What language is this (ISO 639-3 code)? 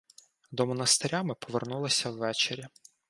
ukr